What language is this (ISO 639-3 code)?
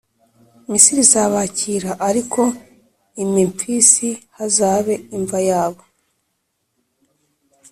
kin